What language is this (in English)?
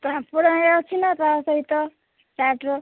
Odia